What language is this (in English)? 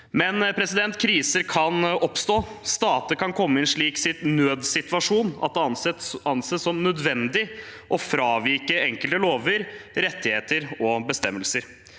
Norwegian